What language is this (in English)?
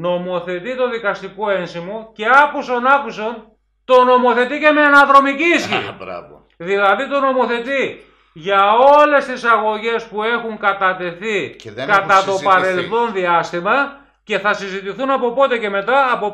Greek